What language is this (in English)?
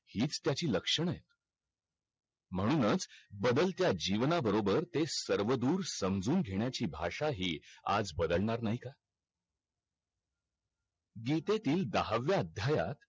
Marathi